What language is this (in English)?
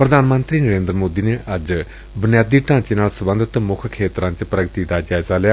Punjabi